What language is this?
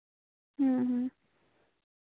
Santali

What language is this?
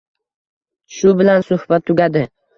Uzbek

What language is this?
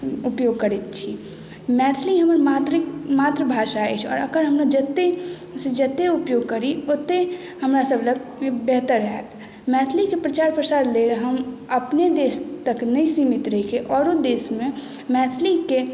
Maithili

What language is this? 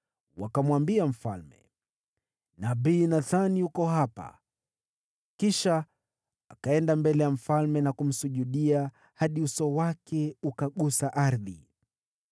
Swahili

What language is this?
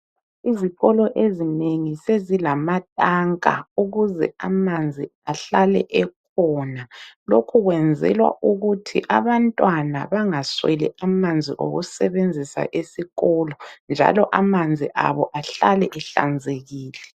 North Ndebele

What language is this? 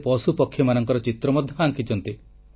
Odia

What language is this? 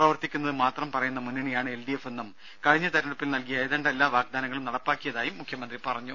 Malayalam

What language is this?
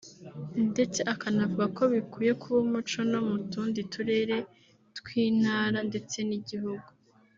Kinyarwanda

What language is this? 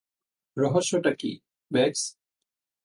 Bangla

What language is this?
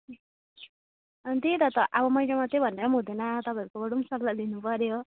Nepali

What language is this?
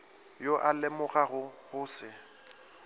Northern Sotho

